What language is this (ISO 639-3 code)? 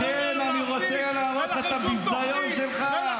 heb